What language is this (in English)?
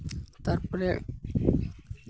Santali